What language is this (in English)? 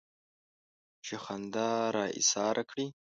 Pashto